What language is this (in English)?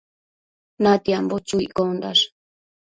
Matsés